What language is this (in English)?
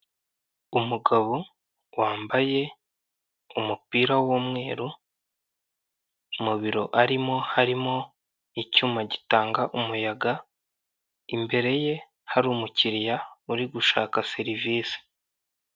Kinyarwanda